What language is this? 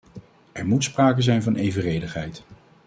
Dutch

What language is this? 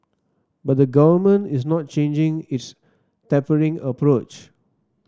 English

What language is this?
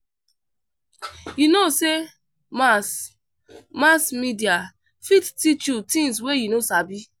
Nigerian Pidgin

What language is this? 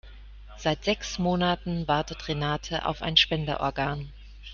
German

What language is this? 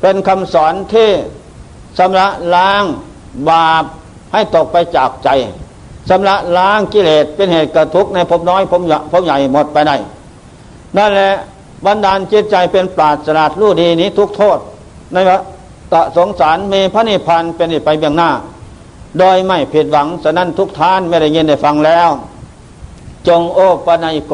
Thai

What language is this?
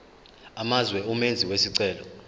Zulu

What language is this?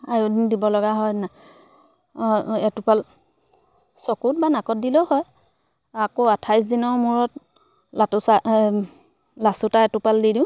Assamese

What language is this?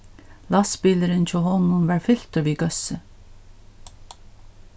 Faroese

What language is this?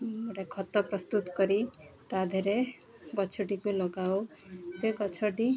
Odia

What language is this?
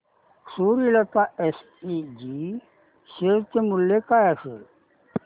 Marathi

